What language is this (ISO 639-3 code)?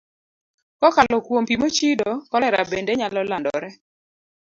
luo